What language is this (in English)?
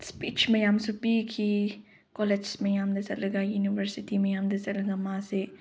Manipuri